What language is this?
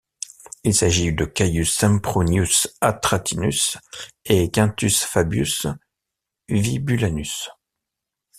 French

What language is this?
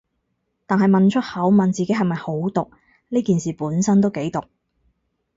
Cantonese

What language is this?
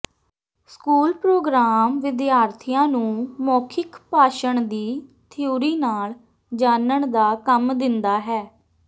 Punjabi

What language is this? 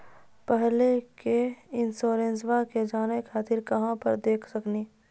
Maithili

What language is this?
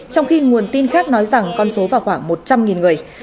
Vietnamese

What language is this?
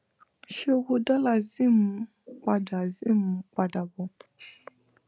Yoruba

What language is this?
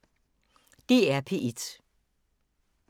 Danish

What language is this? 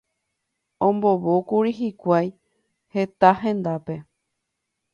Guarani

